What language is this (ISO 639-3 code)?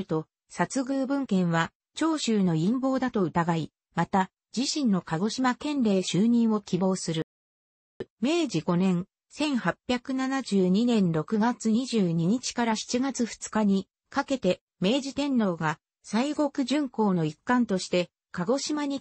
jpn